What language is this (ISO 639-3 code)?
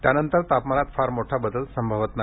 mar